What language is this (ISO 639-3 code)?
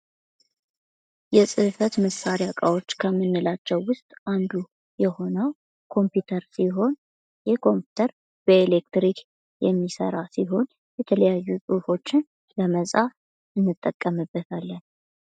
amh